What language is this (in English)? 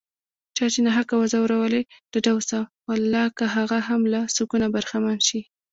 Pashto